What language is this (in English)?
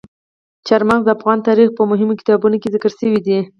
Pashto